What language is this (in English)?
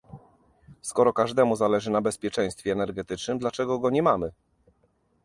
Polish